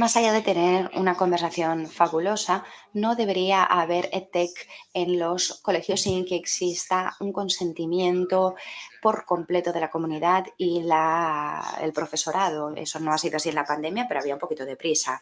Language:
Spanish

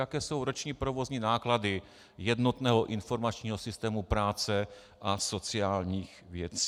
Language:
Czech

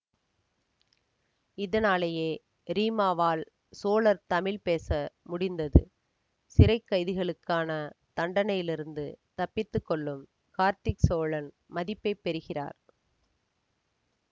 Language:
Tamil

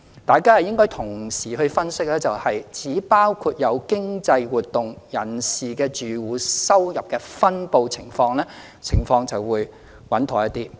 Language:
Cantonese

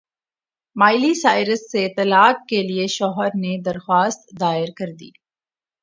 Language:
Urdu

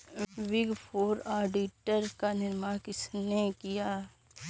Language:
Hindi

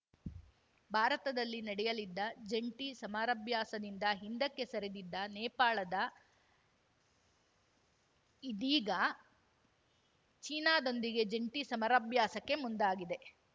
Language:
Kannada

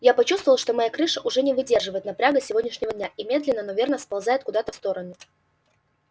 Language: Russian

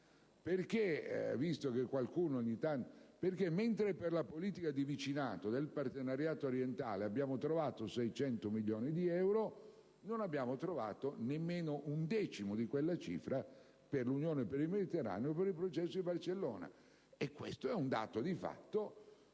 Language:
Italian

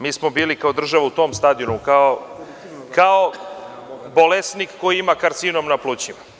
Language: Serbian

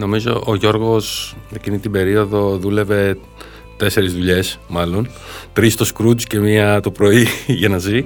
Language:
Greek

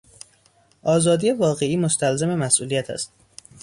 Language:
Persian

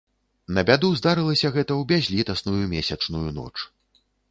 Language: Belarusian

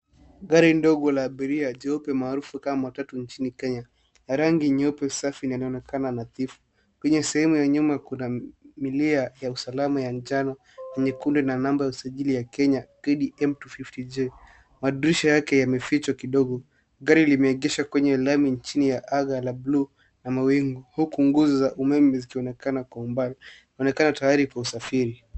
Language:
Swahili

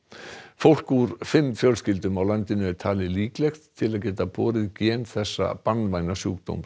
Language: Icelandic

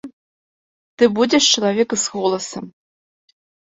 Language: Belarusian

